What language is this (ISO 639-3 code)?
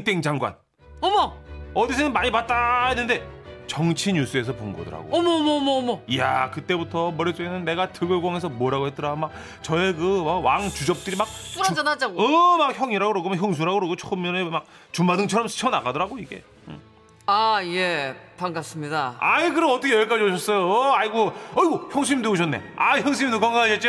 kor